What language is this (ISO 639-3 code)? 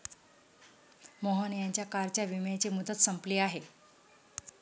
mar